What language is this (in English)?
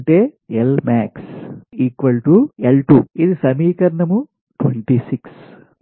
Telugu